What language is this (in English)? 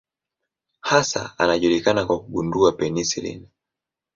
Swahili